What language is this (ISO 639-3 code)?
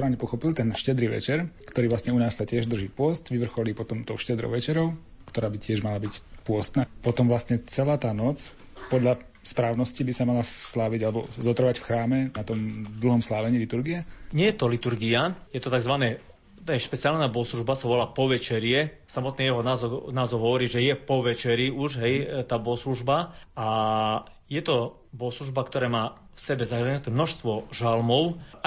slk